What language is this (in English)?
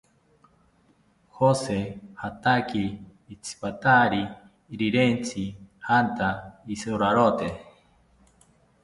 South Ucayali Ashéninka